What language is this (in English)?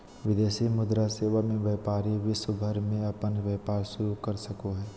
Magahi